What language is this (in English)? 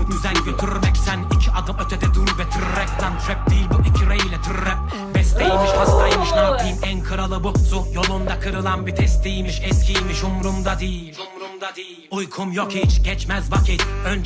English